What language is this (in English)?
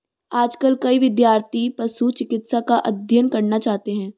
Hindi